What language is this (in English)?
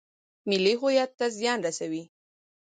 Pashto